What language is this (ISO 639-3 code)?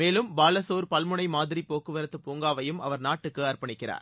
tam